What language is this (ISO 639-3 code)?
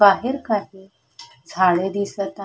mar